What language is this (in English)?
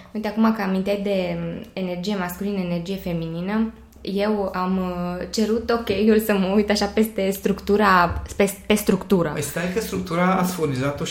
Romanian